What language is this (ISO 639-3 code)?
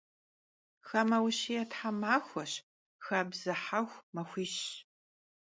kbd